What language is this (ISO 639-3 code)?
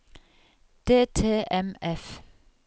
nor